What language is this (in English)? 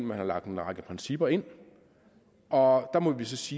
Danish